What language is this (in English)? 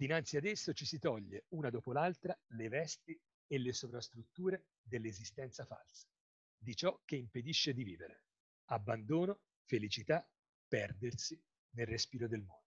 Italian